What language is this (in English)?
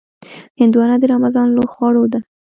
Pashto